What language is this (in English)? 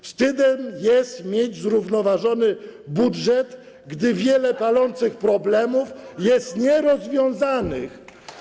Polish